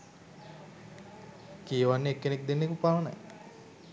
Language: Sinhala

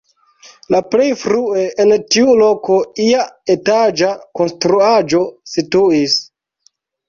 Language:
Esperanto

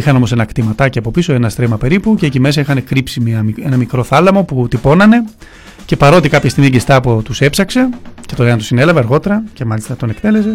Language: Greek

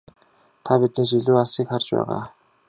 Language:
Mongolian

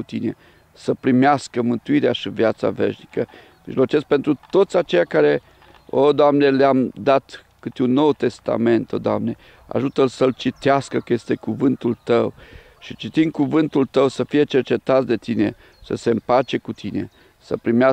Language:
Romanian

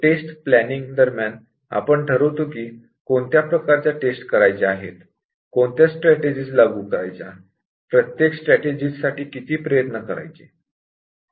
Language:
Marathi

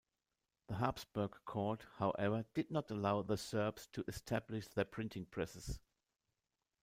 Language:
English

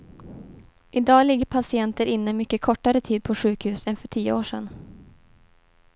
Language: Swedish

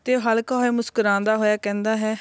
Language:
Punjabi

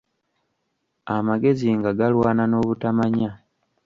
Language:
Ganda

